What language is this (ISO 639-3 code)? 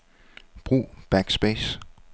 dan